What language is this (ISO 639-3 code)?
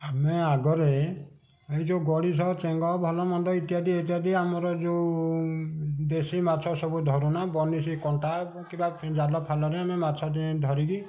ori